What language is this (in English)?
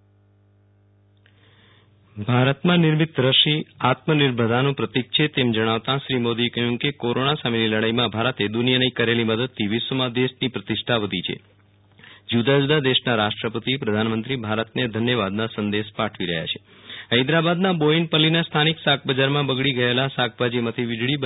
Gujarati